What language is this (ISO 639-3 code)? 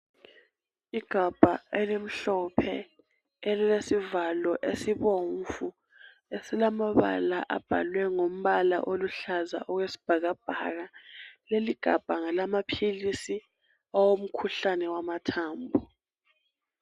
nde